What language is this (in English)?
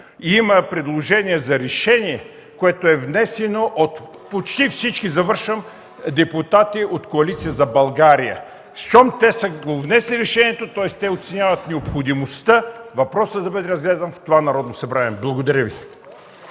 Bulgarian